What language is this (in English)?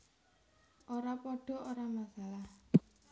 Javanese